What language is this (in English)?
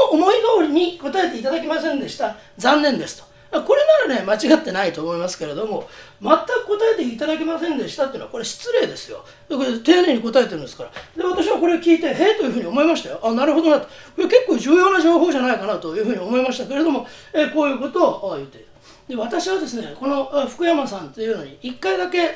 Japanese